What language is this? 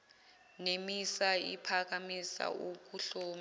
Zulu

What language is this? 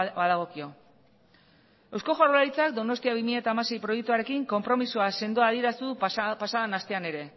Basque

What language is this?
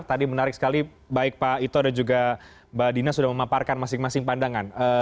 Indonesian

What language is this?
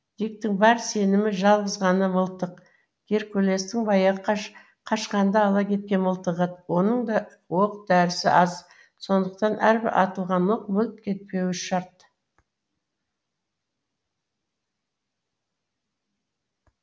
Kazakh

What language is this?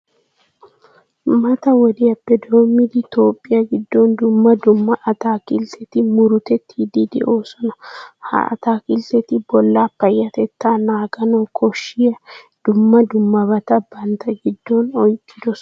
Wolaytta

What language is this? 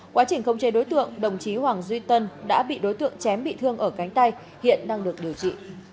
Vietnamese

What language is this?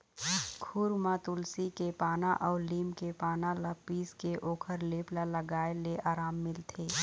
Chhattisgarhi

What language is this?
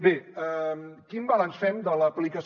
Catalan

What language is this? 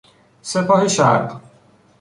Persian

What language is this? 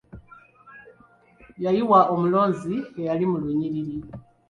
Ganda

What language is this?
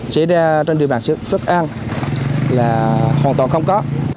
Vietnamese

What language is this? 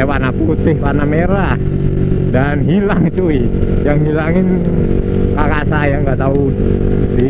Indonesian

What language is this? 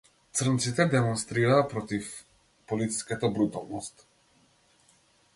Macedonian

